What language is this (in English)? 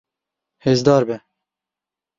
Kurdish